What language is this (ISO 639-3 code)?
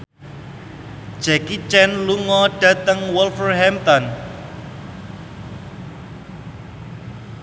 jav